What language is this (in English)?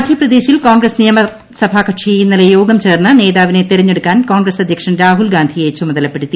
Malayalam